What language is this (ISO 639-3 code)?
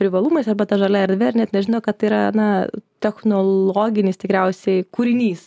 lit